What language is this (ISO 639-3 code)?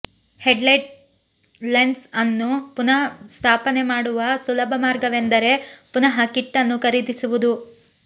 kan